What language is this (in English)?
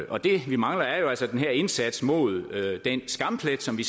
Danish